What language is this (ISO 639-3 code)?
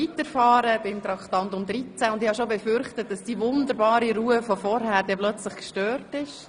gsw